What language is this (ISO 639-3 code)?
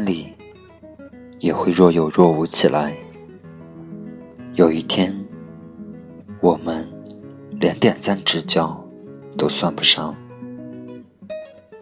zho